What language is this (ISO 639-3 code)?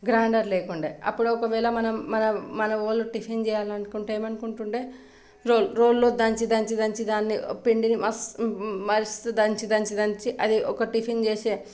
tel